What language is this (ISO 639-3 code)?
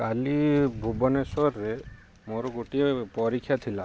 ori